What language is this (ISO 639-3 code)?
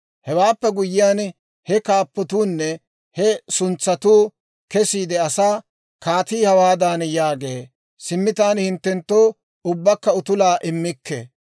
dwr